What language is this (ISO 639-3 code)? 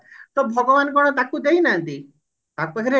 ori